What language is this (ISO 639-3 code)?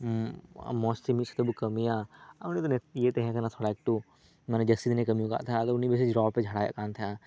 sat